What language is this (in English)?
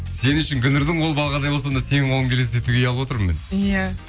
Kazakh